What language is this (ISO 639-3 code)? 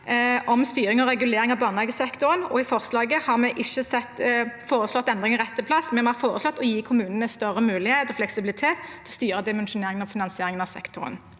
nor